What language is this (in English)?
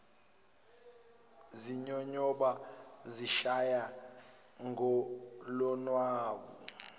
Zulu